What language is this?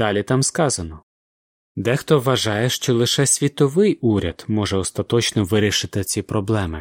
Ukrainian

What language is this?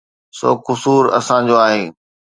Sindhi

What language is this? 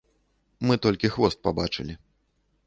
Belarusian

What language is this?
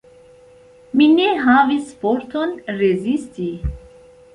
Esperanto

